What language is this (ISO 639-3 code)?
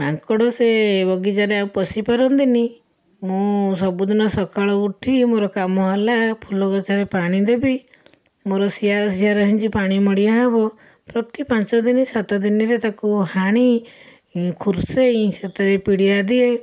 ori